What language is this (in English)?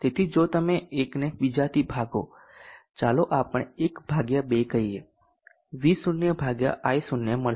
Gujarati